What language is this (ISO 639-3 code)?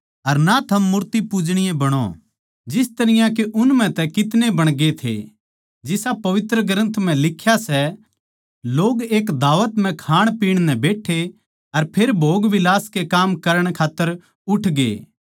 bgc